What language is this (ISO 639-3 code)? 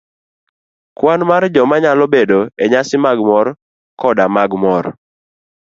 luo